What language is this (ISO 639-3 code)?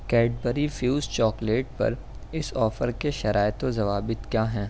urd